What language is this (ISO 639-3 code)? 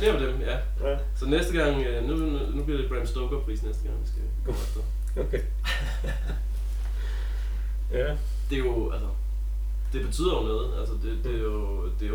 dan